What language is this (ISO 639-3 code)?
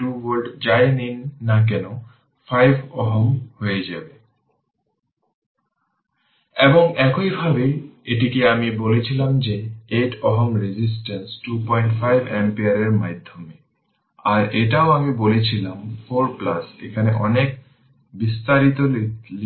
ben